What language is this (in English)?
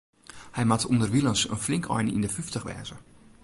Western Frisian